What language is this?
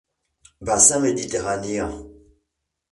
French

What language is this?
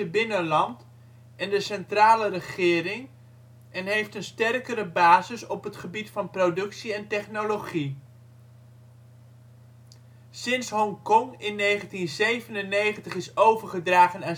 Dutch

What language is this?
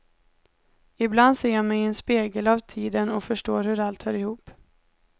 Swedish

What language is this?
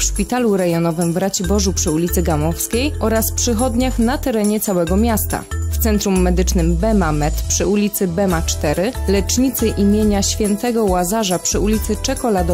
Polish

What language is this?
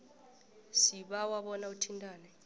South Ndebele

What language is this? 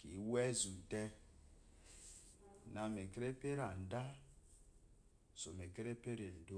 Eloyi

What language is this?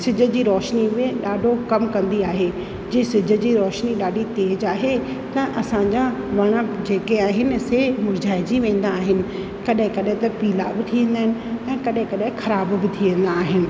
Sindhi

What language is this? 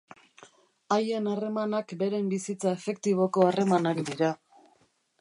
Basque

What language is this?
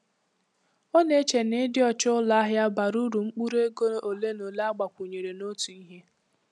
Igbo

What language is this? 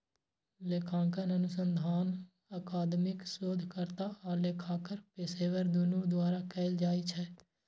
Maithili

